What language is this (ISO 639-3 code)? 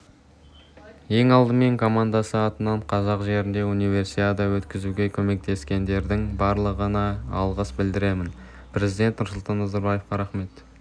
kaz